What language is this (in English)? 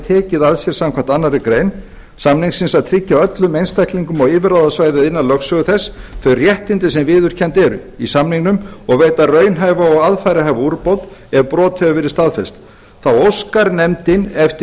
Icelandic